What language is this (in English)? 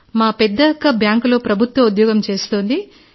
Telugu